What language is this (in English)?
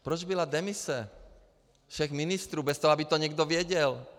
Czech